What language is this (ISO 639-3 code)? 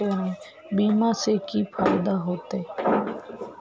mag